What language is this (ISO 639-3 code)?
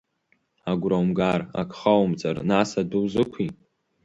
abk